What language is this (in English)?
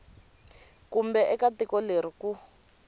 Tsonga